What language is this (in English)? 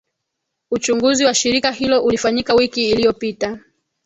Swahili